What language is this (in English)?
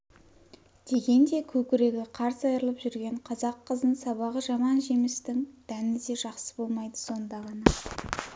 Kazakh